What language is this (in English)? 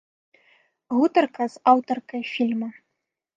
Belarusian